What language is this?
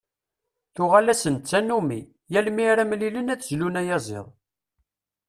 Kabyle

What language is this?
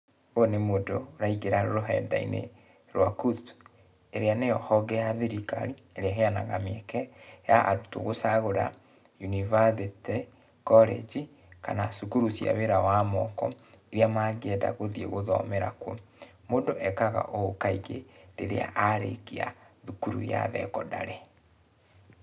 Kikuyu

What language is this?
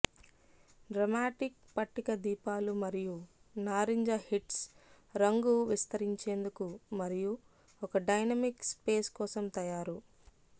Telugu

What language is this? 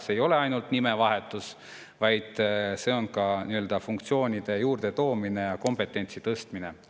Estonian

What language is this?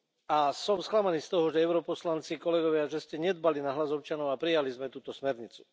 Slovak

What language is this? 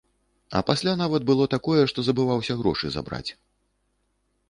Belarusian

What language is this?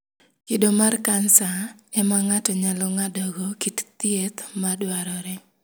Luo (Kenya and Tanzania)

